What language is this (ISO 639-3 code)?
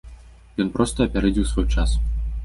bel